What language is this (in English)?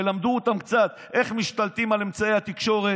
Hebrew